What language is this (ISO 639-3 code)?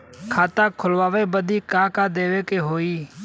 bho